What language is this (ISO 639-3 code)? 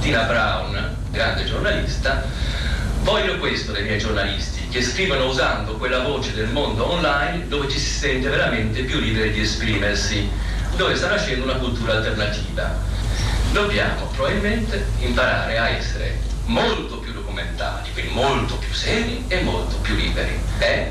ita